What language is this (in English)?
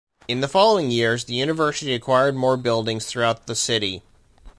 English